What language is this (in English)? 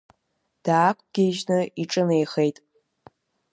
Abkhazian